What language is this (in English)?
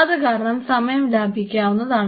Malayalam